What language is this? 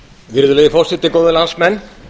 Icelandic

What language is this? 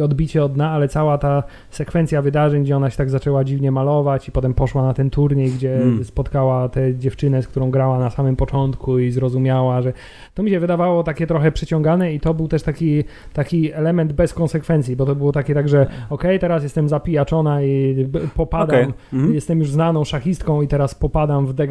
Polish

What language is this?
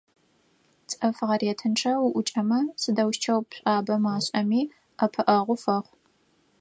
Adyghe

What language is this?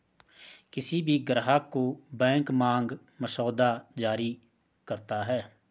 Hindi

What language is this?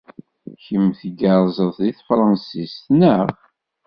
Kabyle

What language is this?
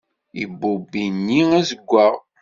Kabyle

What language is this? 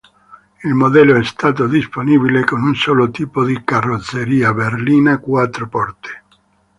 Italian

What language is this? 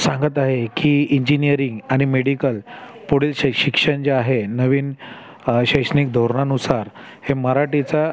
Marathi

